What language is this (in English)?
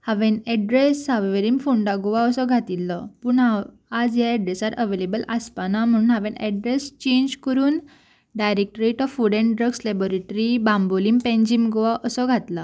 Konkani